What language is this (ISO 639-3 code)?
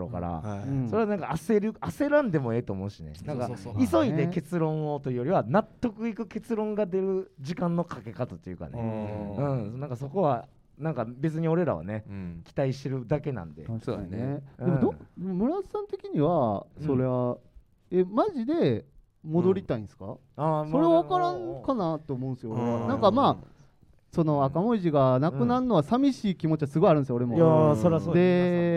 jpn